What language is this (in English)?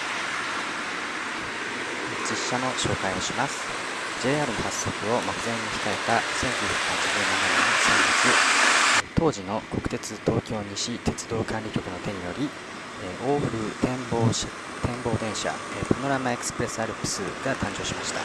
Japanese